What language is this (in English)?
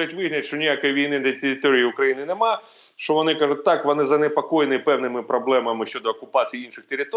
Ukrainian